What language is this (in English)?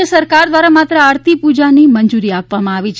Gujarati